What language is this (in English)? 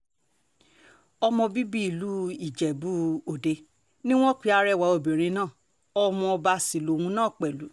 Yoruba